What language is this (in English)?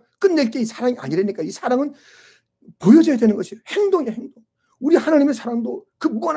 Korean